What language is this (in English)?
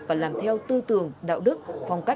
Vietnamese